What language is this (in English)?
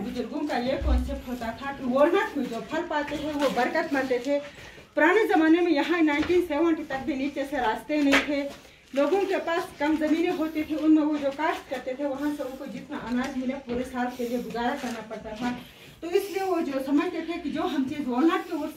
Hindi